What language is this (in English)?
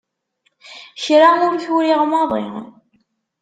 Kabyle